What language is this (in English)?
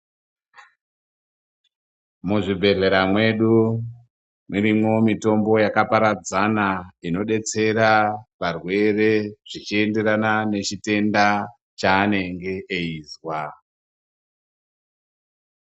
Ndau